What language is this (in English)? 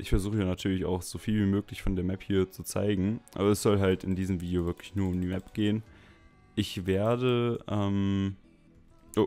German